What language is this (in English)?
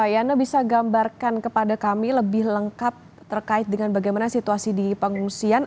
Indonesian